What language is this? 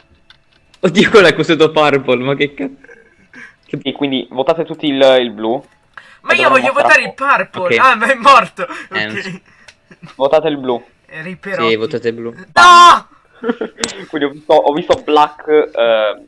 Italian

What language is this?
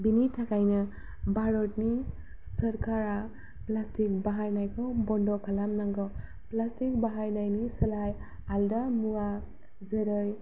Bodo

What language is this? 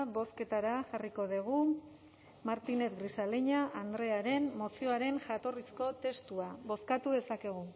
Basque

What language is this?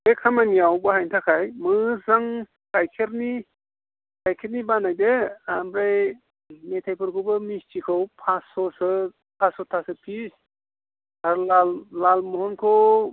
Bodo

